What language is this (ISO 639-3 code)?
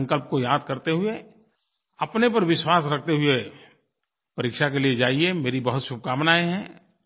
hin